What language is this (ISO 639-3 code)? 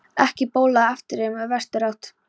isl